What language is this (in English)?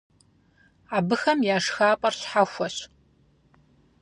Kabardian